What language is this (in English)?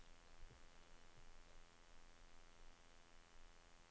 Norwegian